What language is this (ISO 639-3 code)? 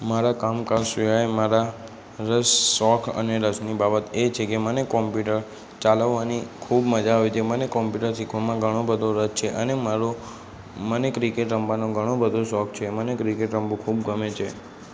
guj